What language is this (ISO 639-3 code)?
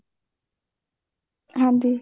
pan